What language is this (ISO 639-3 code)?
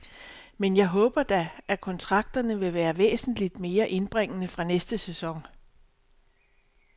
dan